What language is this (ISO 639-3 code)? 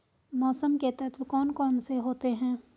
hin